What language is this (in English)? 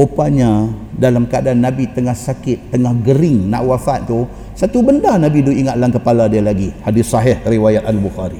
Malay